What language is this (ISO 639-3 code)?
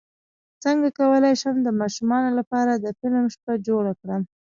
pus